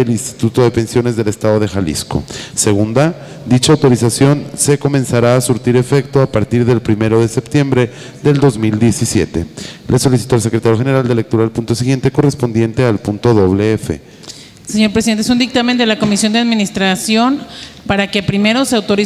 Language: Spanish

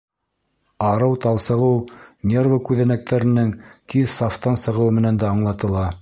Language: Bashkir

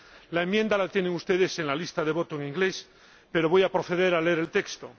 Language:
Spanish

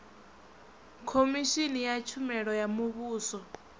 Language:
Venda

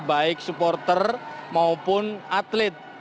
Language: Indonesian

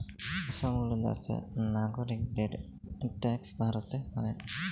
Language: Bangla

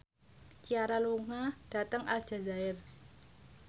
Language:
Javanese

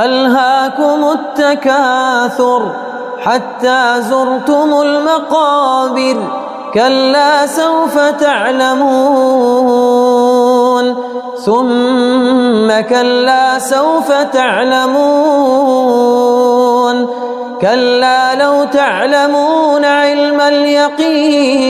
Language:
Arabic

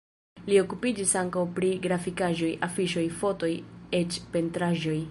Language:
Esperanto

